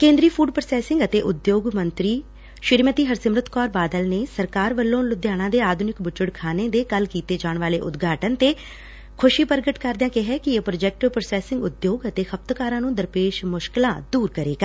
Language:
Punjabi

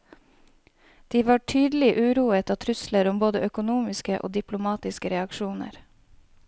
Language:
Norwegian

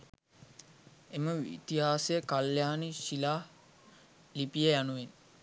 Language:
Sinhala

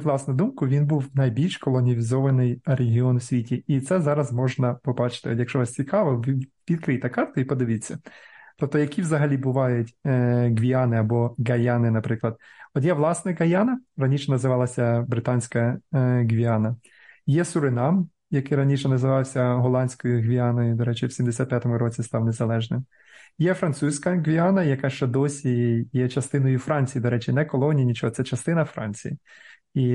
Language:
Ukrainian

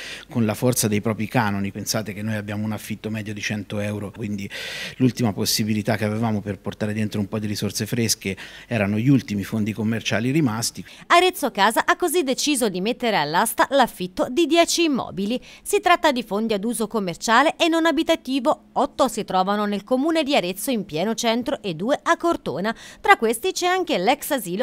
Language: Italian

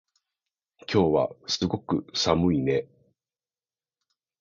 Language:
Japanese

